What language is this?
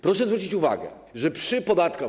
Polish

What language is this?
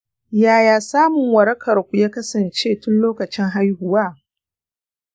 Hausa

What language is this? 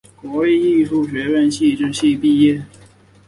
Chinese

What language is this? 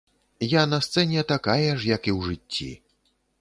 Belarusian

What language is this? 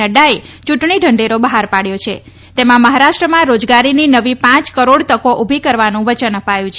Gujarati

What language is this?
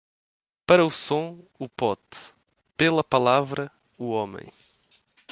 Portuguese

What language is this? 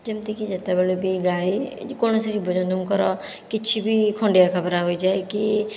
Odia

